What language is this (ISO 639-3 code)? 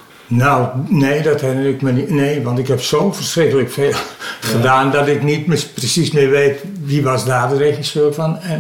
nld